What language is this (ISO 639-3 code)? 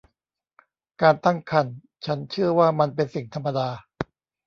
tha